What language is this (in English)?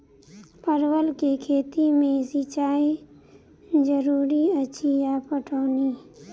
Maithili